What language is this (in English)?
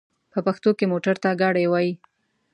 Pashto